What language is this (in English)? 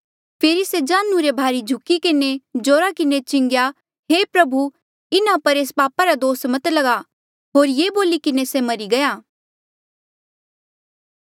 Mandeali